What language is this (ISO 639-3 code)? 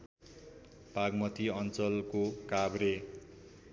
nep